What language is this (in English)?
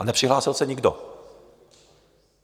Czech